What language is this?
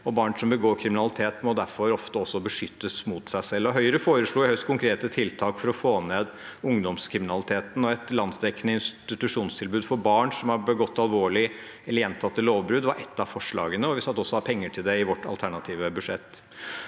Norwegian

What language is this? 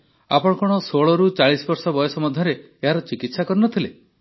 Odia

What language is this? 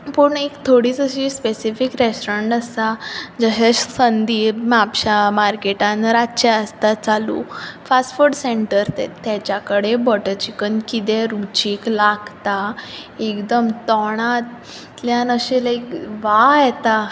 Konkani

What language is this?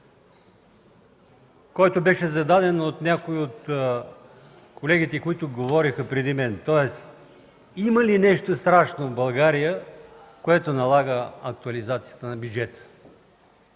Bulgarian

